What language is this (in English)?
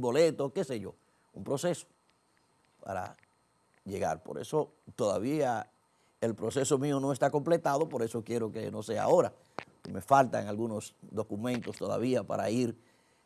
Spanish